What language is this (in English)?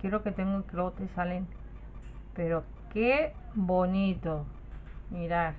Spanish